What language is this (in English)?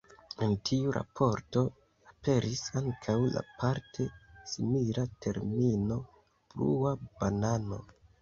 Esperanto